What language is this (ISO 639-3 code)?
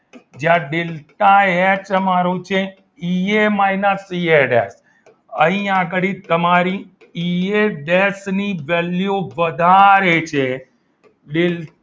guj